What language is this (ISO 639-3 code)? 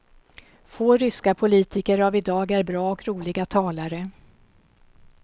swe